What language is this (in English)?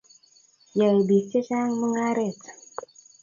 Kalenjin